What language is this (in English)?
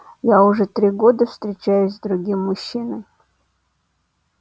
Russian